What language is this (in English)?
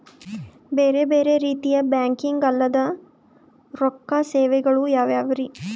Kannada